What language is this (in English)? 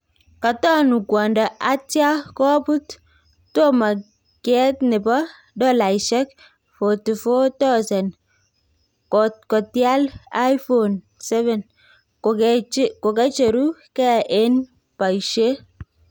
Kalenjin